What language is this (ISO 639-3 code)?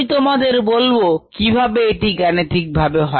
ben